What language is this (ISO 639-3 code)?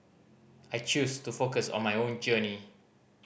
eng